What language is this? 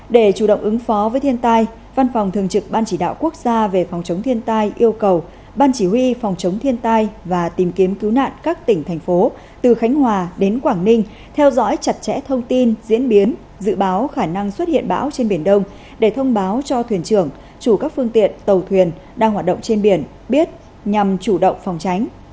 Vietnamese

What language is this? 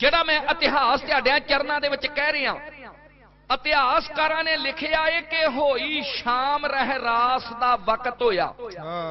Hindi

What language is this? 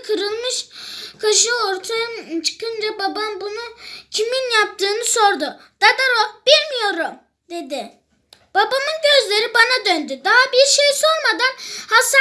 Turkish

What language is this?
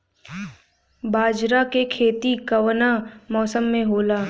Bhojpuri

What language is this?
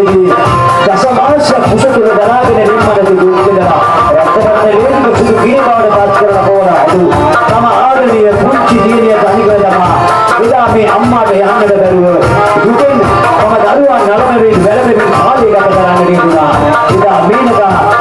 Sinhala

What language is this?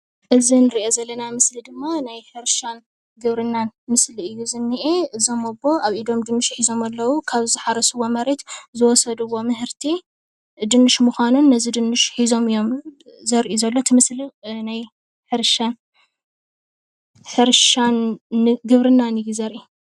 Tigrinya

